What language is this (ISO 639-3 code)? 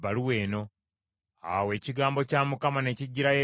lug